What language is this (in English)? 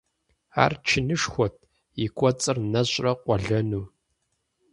Kabardian